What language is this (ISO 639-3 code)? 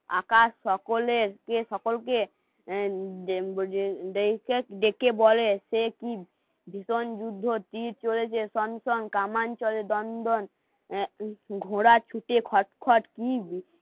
ben